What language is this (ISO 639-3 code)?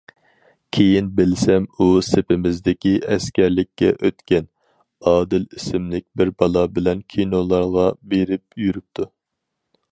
uig